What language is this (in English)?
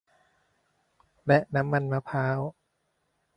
Thai